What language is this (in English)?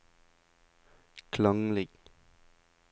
Norwegian